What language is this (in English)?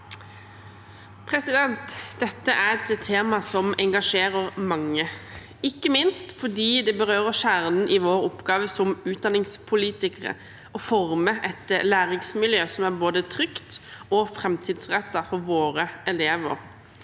Norwegian